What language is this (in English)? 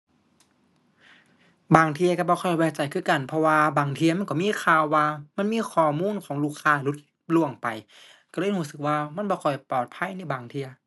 Thai